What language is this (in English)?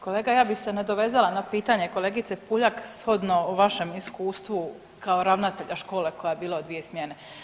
Croatian